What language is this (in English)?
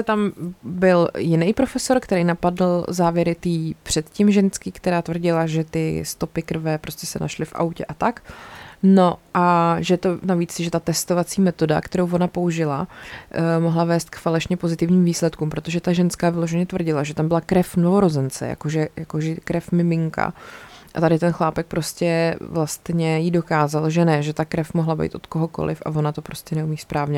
Czech